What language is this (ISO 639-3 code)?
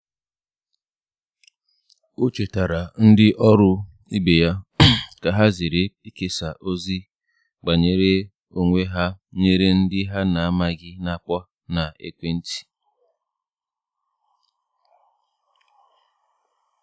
ibo